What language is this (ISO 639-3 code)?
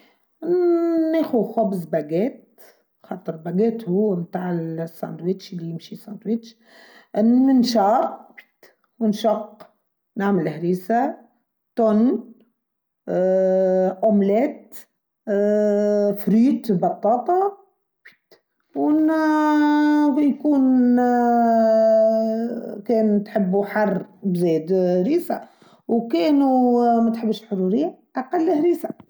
aeb